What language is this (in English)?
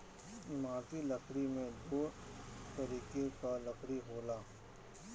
Bhojpuri